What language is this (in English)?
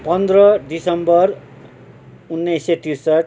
Nepali